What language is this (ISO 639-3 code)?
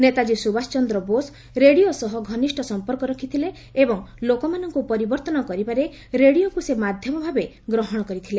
ori